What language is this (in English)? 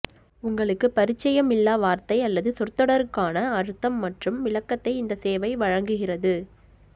Tamil